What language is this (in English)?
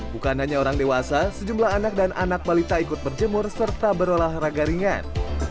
Indonesian